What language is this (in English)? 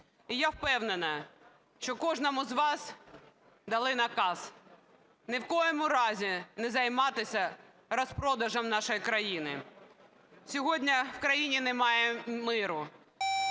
Ukrainian